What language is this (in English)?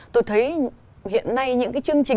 Vietnamese